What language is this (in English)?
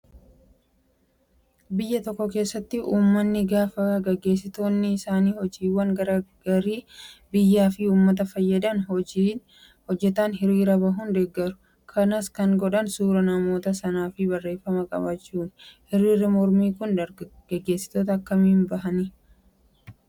Oromo